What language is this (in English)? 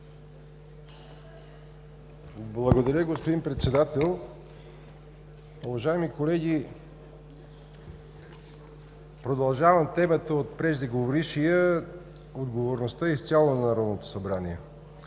Bulgarian